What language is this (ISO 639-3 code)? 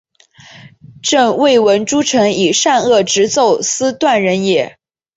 zho